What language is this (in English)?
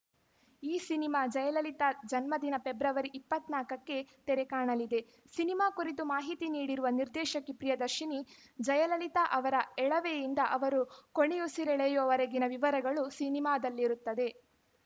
Kannada